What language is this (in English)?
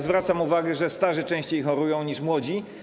Polish